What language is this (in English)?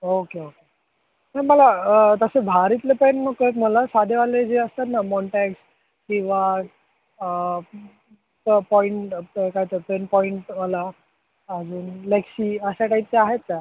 Marathi